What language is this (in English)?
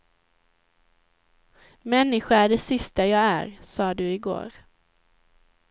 Swedish